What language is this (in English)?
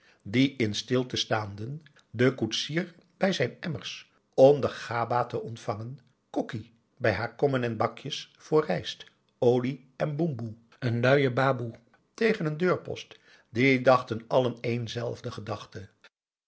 Dutch